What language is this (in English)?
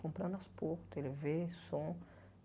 Portuguese